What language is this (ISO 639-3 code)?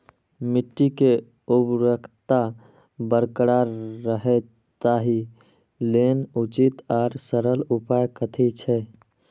mai